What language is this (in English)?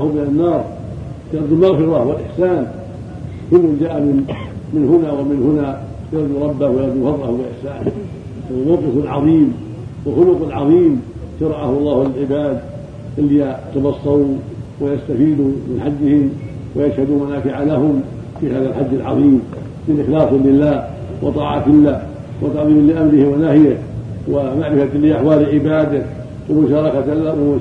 Arabic